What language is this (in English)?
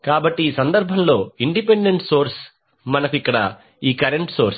Telugu